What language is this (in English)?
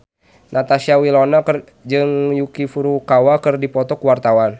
Sundanese